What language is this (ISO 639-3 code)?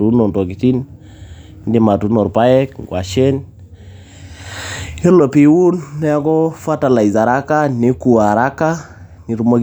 mas